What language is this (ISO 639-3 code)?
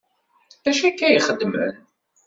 kab